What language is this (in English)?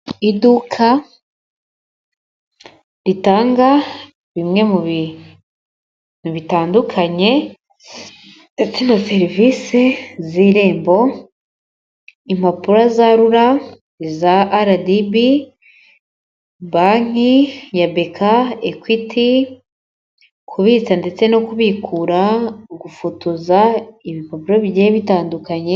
Kinyarwanda